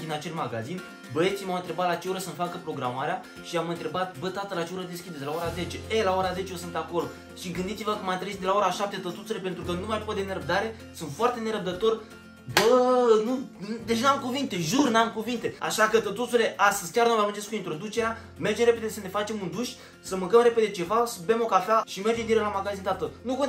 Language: Romanian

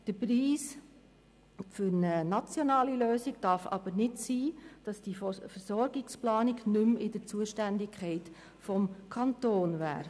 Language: Swiss German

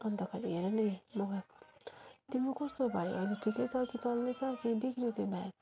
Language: Nepali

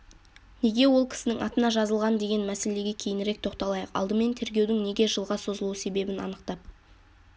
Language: Kazakh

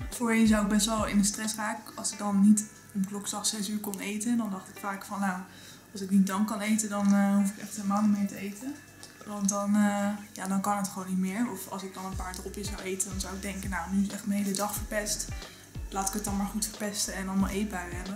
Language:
Dutch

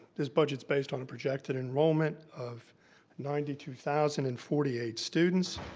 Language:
English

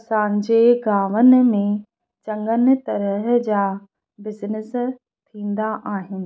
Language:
Sindhi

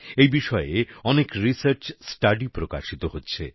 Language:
Bangla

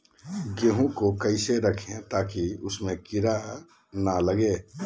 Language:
Magahi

